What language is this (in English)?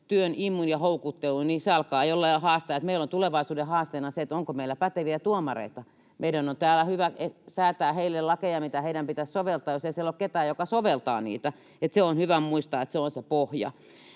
Finnish